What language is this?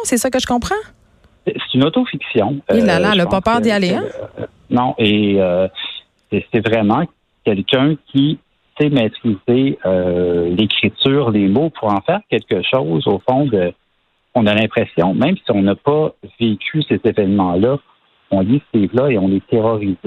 French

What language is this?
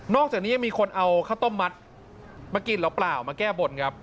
Thai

